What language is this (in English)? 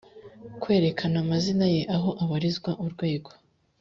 Kinyarwanda